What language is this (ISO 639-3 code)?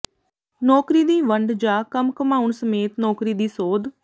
pan